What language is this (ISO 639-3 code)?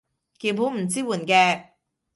yue